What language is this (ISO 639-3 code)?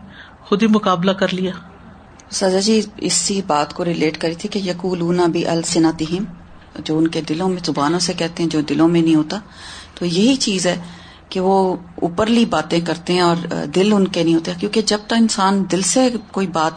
urd